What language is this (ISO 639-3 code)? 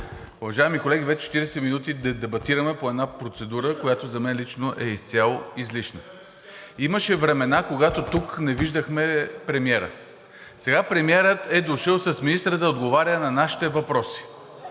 bul